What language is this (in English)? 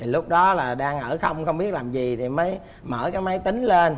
Vietnamese